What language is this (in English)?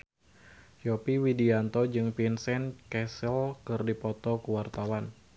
Sundanese